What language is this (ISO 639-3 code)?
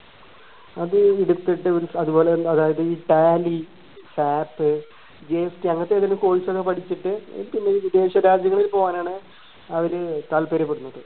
mal